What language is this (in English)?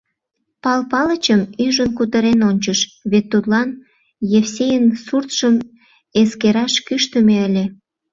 Mari